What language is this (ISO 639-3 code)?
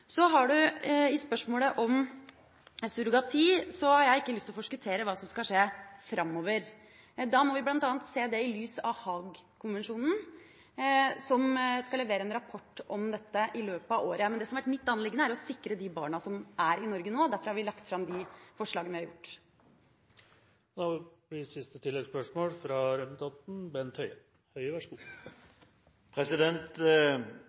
nor